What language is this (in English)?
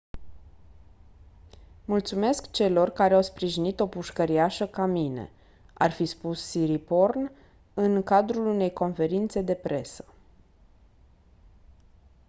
Romanian